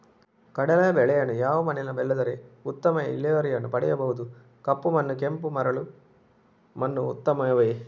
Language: Kannada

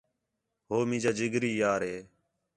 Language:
Khetrani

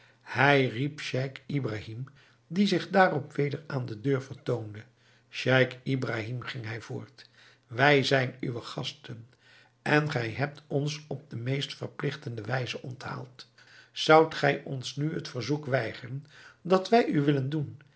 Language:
Dutch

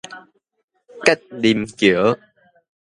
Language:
Min Nan Chinese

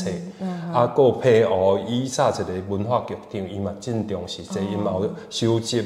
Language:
Chinese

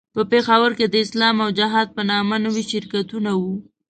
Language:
Pashto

